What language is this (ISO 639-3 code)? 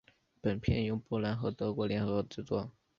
zho